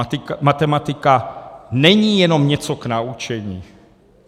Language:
Czech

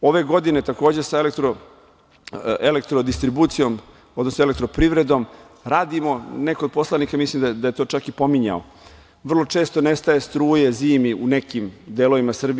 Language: Serbian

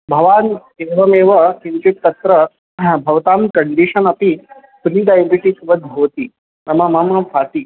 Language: Sanskrit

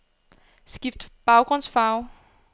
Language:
Danish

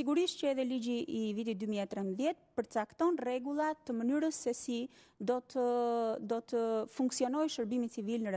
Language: Romanian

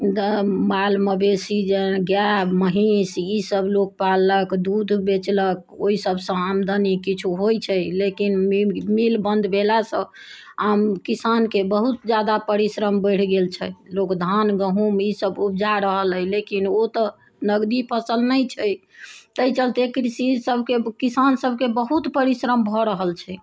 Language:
Maithili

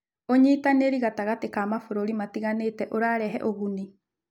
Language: Kikuyu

